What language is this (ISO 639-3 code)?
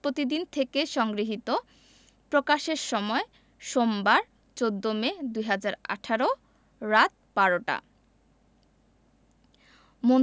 ben